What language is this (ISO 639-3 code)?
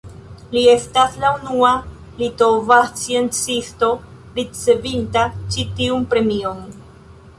epo